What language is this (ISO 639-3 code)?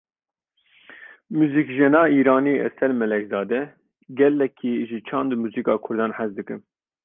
kur